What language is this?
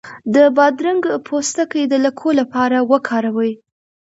Pashto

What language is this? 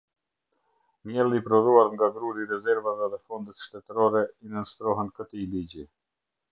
Albanian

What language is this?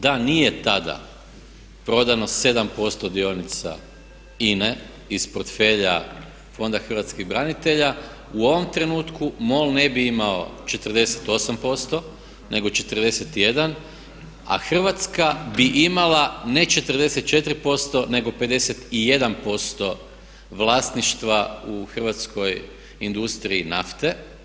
Croatian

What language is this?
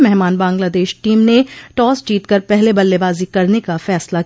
Hindi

